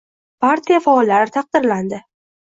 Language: Uzbek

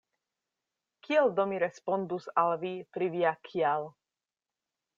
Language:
Esperanto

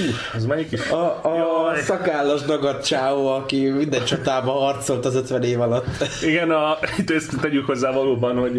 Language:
Hungarian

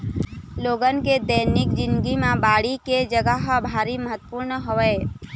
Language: Chhattisgarhi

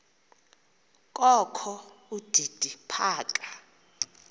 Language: Xhosa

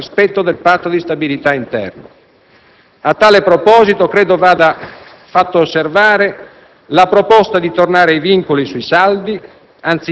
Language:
Italian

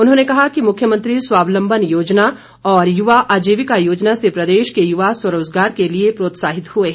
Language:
Hindi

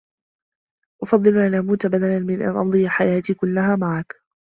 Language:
Arabic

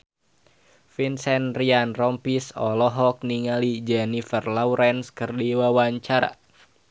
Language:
Sundanese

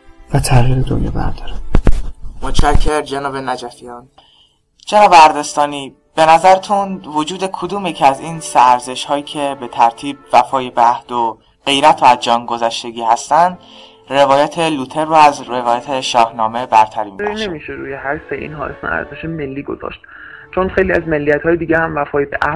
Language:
Persian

